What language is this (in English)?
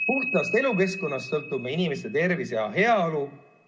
Estonian